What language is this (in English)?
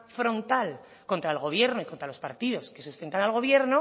Spanish